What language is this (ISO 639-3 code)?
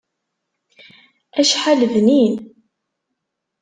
kab